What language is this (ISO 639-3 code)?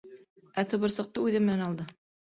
bak